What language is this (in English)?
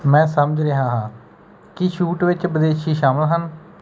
Punjabi